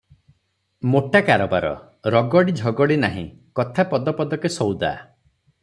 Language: Odia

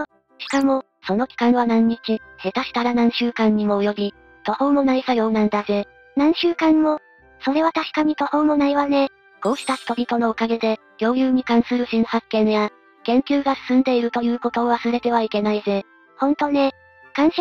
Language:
Japanese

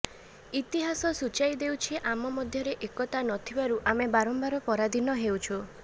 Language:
Odia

